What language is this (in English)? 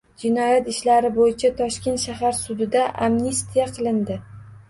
Uzbek